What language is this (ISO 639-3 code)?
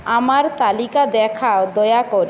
ben